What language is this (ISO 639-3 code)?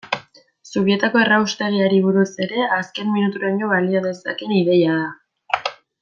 eus